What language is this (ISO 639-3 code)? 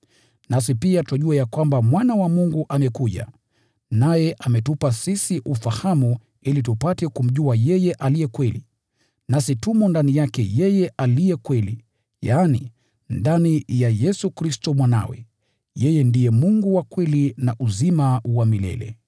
swa